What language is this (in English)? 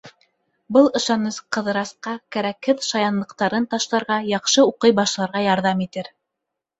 Bashkir